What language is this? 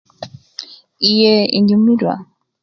Kenyi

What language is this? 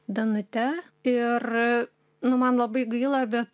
Lithuanian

